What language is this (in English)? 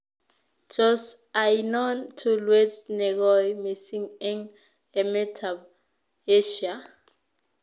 Kalenjin